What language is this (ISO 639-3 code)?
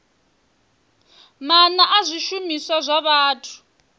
ven